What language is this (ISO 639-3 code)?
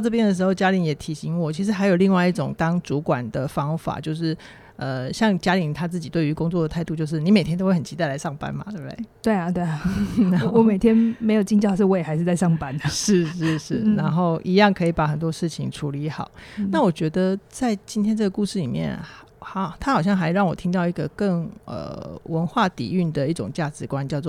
zho